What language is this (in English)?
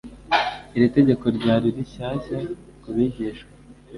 Kinyarwanda